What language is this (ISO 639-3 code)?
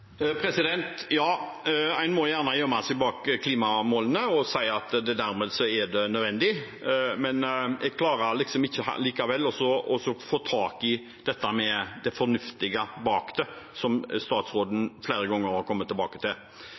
nob